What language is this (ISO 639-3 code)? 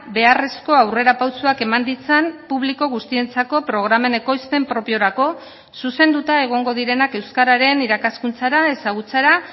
eus